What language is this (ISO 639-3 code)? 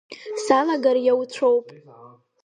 abk